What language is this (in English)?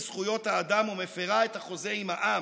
Hebrew